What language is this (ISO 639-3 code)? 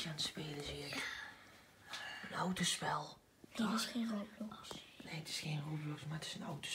nld